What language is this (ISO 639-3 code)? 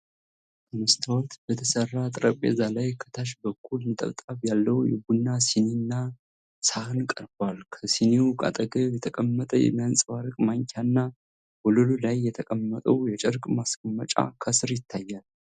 amh